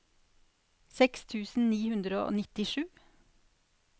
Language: Norwegian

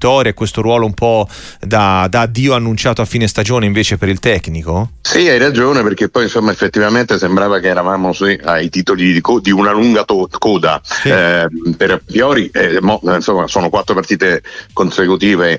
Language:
Italian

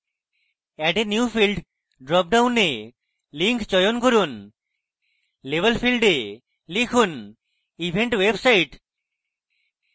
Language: Bangla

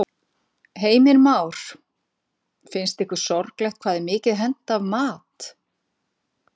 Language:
Icelandic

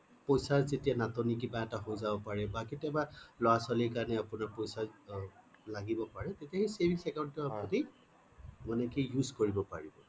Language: Assamese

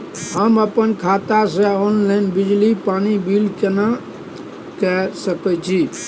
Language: Maithili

